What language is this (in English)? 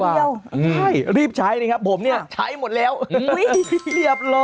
Thai